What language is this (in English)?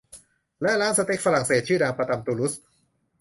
Thai